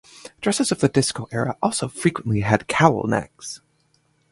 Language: English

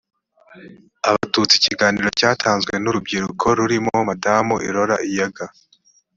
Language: Kinyarwanda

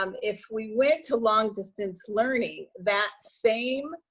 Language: English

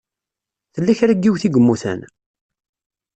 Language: Kabyle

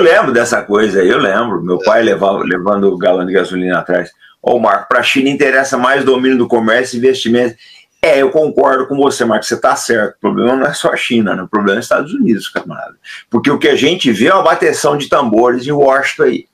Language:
Portuguese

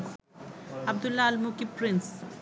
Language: Bangla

